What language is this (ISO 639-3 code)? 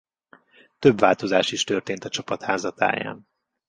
hun